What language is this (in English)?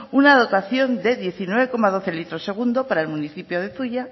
Spanish